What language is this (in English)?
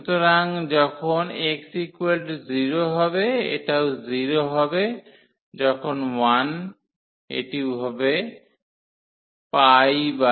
Bangla